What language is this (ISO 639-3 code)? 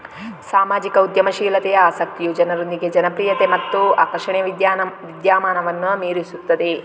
kan